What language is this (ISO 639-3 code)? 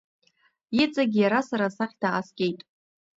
abk